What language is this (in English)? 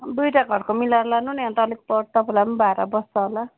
Nepali